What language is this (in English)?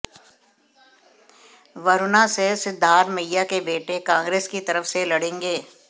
Hindi